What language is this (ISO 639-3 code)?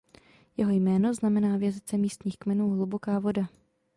ces